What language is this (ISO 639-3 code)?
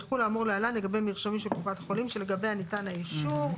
heb